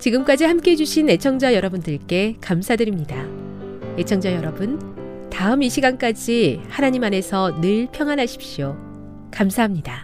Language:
Korean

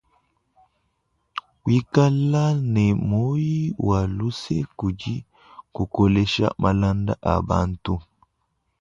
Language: Luba-Lulua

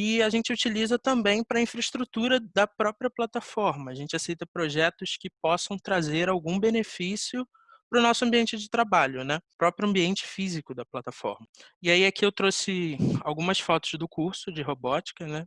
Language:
Portuguese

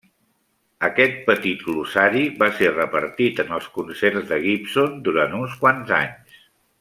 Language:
Catalan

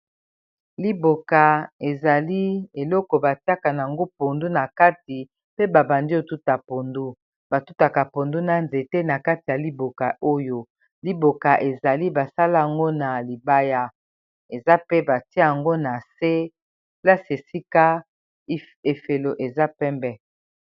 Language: Lingala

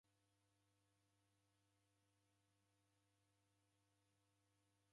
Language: Taita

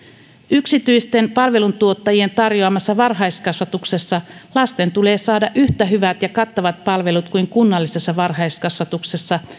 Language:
Finnish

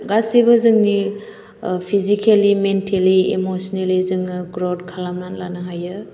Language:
Bodo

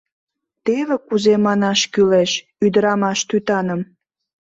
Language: Mari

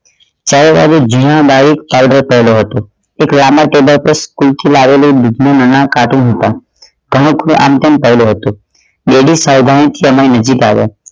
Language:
Gujarati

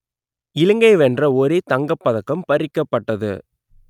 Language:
Tamil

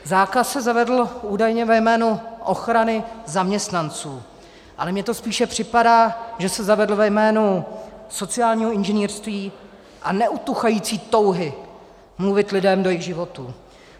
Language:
Czech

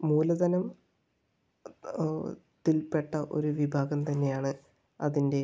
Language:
Malayalam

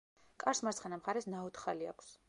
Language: Georgian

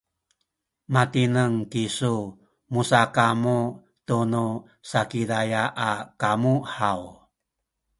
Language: Sakizaya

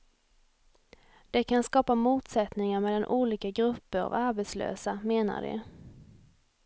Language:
Swedish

